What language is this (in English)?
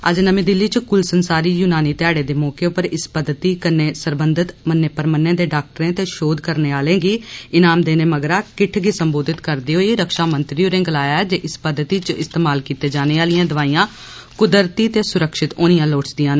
Dogri